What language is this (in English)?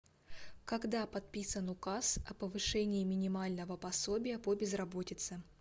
Russian